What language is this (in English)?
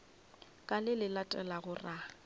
Northern Sotho